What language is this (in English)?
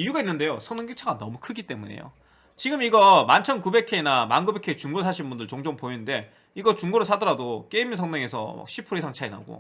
Korean